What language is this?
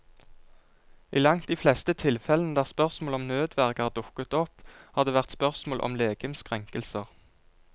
Norwegian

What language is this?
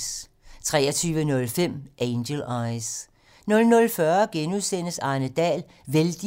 Danish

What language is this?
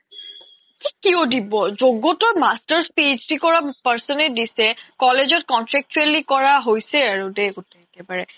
Assamese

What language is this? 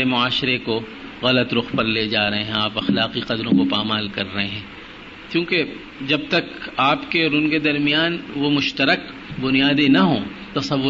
Urdu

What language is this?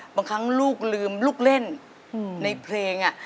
Thai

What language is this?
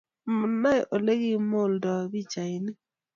Kalenjin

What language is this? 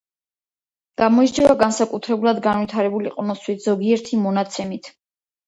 Georgian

